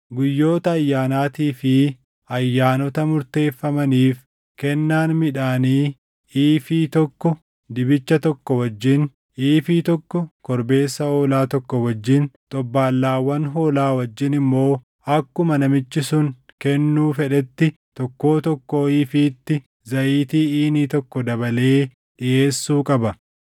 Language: Oromo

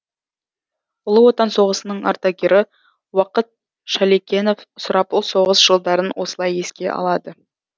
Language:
Kazakh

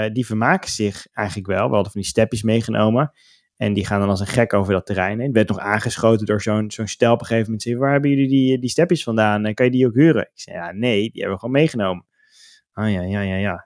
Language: Dutch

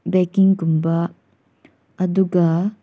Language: Manipuri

